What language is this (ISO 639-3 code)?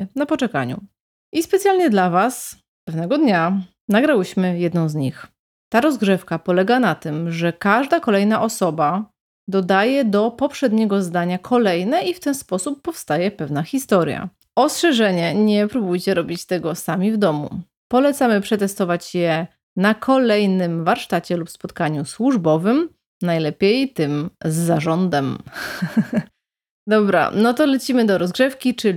pol